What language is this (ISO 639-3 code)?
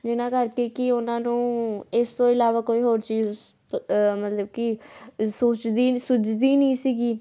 pan